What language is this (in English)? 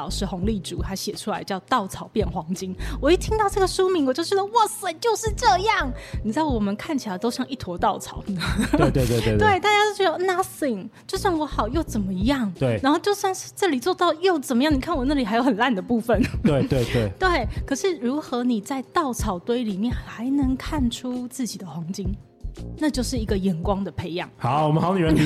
Chinese